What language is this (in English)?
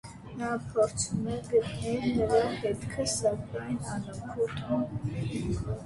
Armenian